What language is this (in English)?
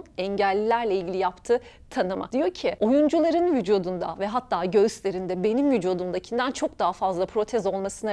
Turkish